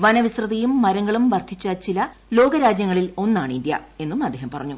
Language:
Malayalam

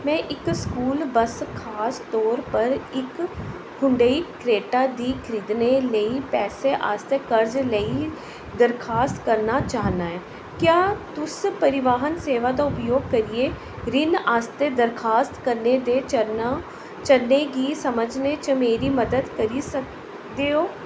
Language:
Dogri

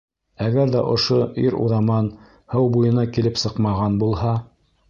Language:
Bashkir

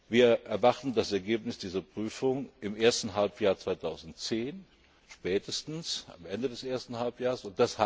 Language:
German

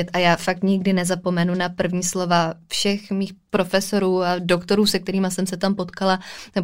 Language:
Czech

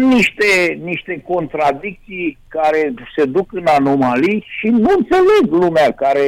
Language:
Romanian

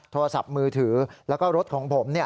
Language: Thai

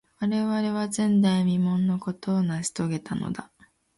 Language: Japanese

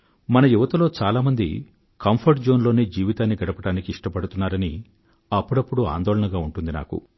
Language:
Telugu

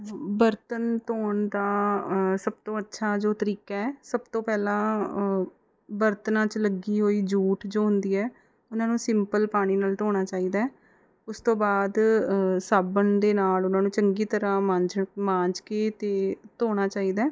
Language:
Punjabi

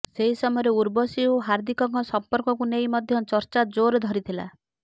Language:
Odia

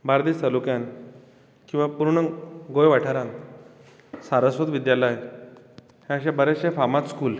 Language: Konkani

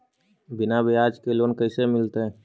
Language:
Magahi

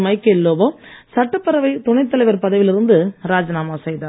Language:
Tamil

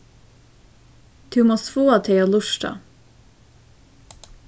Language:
Faroese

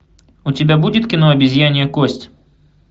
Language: Russian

